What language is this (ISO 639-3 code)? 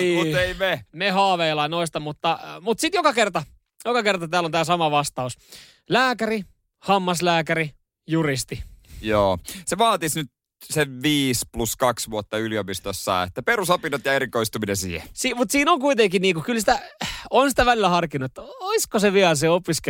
fin